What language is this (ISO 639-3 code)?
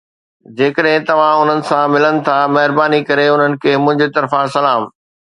snd